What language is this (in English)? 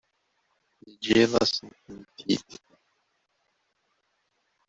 Kabyle